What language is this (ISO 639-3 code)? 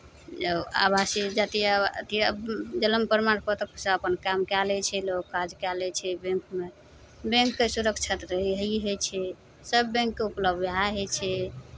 mai